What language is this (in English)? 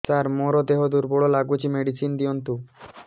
Odia